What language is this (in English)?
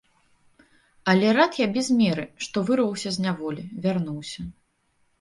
Belarusian